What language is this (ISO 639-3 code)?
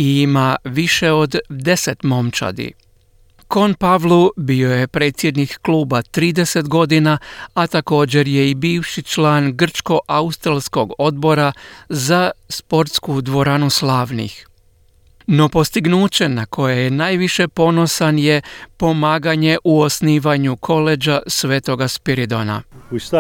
hrv